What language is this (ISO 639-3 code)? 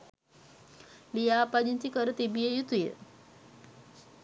sin